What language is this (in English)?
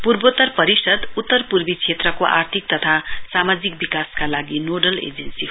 Nepali